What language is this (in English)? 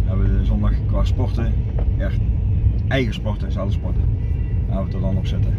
Dutch